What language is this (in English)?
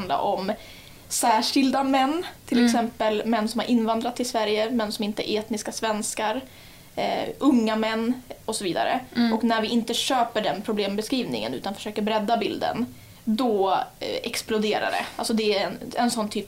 Swedish